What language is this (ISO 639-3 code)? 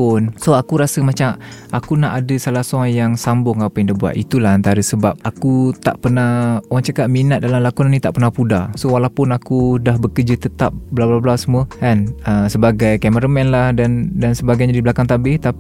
msa